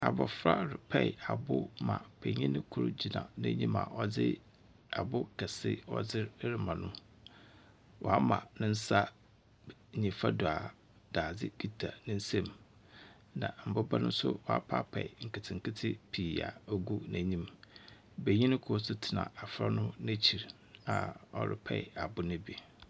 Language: Akan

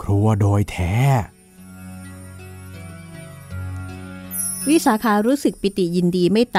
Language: Thai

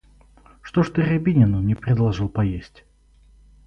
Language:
Russian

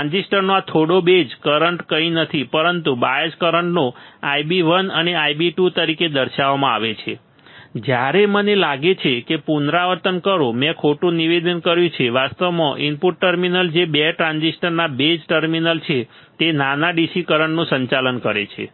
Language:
Gujarati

